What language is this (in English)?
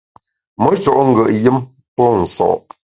Bamun